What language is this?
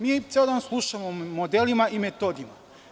Serbian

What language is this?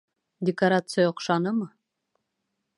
Bashkir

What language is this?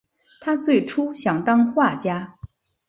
Chinese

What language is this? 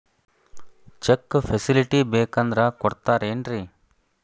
Kannada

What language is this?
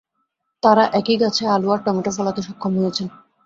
Bangla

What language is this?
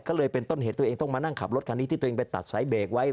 Thai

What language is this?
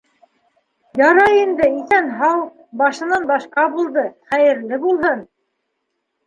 Bashkir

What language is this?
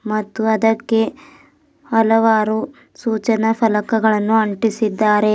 Kannada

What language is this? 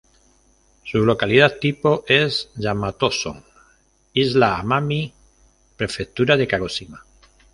Spanish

